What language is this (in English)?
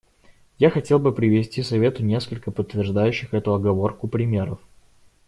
Russian